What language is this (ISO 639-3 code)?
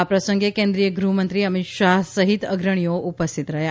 guj